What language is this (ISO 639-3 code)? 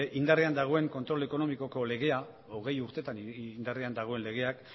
eus